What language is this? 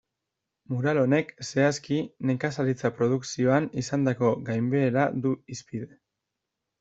Basque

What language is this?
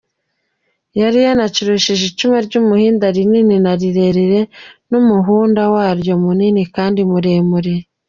Kinyarwanda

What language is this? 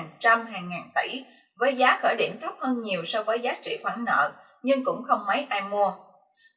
Vietnamese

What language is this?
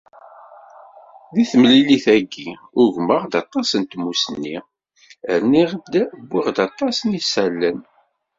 Kabyle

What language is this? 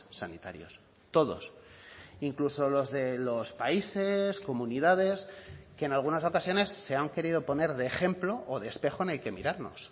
Spanish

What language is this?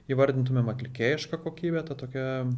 Lithuanian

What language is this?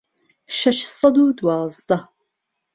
Central Kurdish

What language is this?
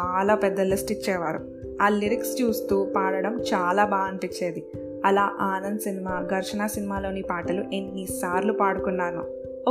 Telugu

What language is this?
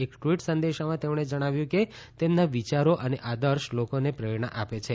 Gujarati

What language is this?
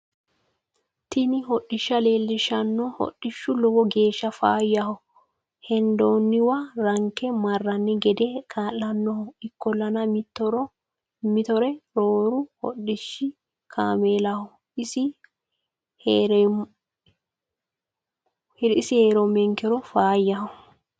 Sidamo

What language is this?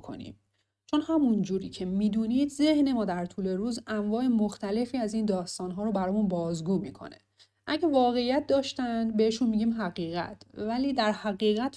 Persian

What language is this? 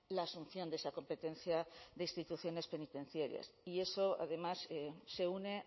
Spanish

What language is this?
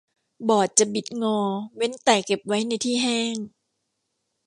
Thai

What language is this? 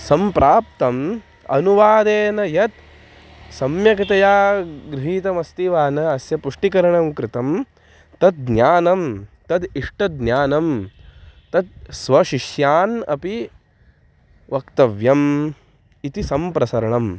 Sanskrit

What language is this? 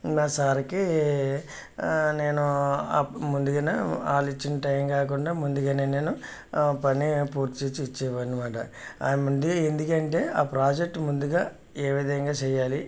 Telugu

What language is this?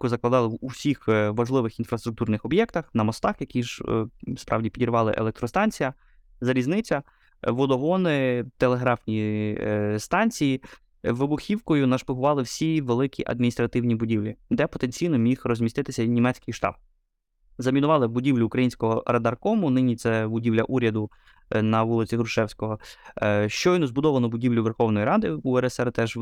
Ukrainian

